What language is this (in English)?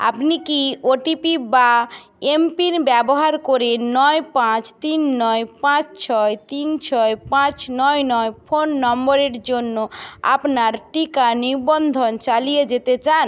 Bangla